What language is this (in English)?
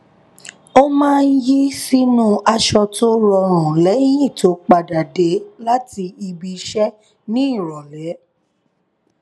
Yoruba